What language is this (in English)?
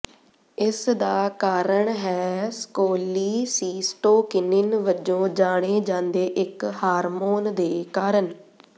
Punjabi